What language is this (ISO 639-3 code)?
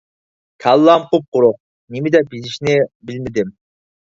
uig